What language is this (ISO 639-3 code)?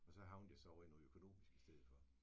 dan